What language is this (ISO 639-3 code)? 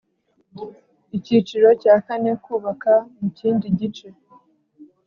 kin